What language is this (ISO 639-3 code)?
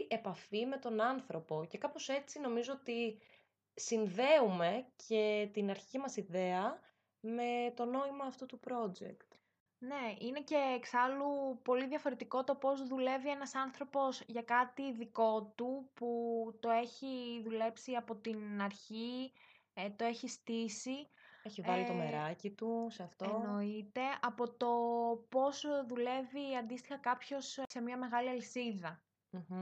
ell